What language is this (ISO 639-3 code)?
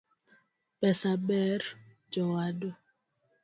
luo